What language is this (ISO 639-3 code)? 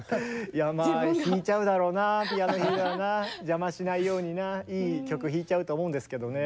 jpn